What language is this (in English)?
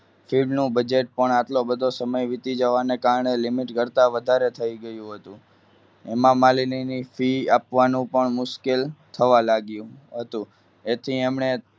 Gujarati